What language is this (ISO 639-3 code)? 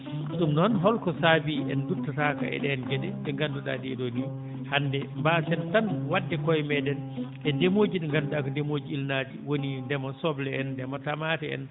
ful